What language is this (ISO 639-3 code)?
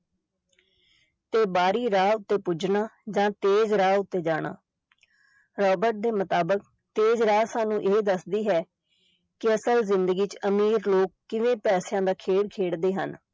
pan